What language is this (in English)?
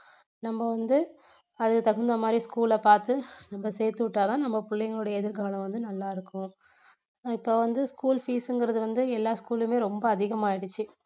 Tamil